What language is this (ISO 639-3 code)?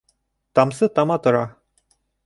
bak